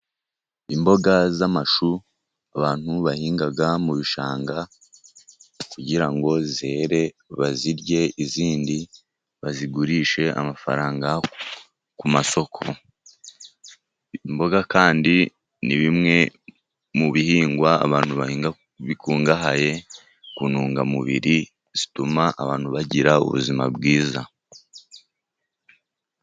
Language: Kinyarwanda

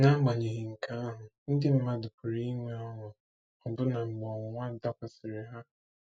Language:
Igbo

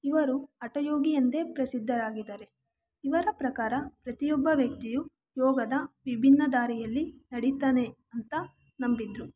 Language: Kannada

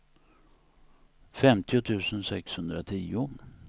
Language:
Swedish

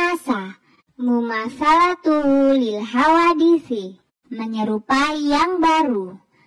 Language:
Indonesian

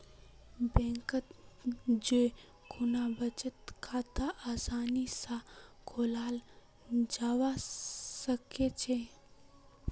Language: Magahi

